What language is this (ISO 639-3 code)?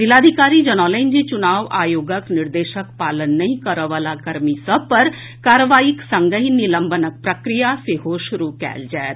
mai